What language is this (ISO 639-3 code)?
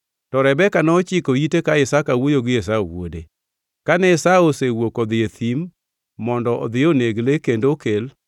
luo